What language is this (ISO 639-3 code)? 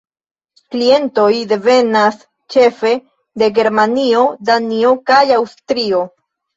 epo